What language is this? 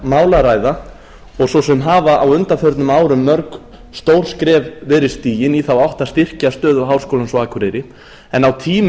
Icelandic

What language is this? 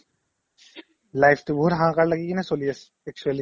Assamese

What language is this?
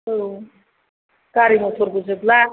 Bodo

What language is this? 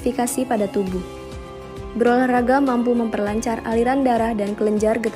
Indonesian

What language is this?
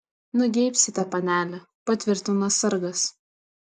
Lithuanian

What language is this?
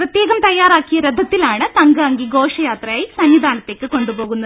Malayalam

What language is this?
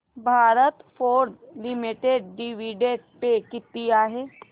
Marathi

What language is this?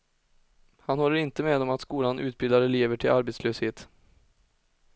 Swedish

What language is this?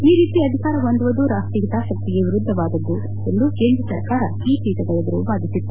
Kannada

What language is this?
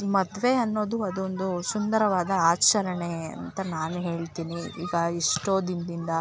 Kannada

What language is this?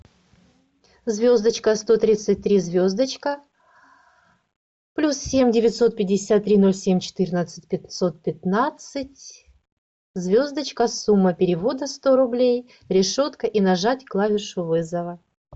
Russian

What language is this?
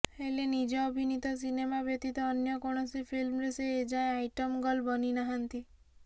Odia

